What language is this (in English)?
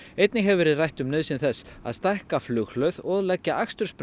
Icelandic